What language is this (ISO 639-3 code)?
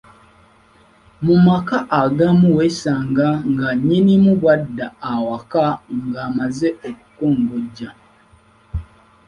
lug